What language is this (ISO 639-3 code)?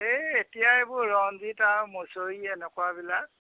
asm